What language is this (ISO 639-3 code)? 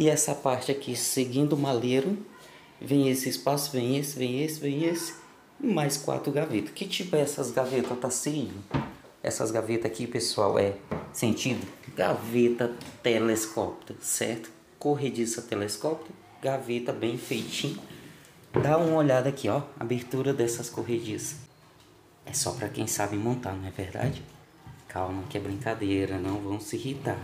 por